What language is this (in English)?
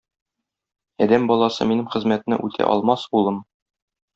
Tatar